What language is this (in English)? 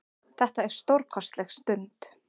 Icelandic